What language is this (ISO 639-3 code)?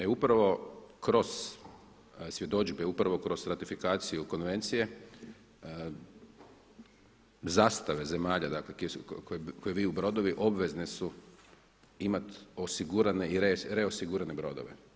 hrv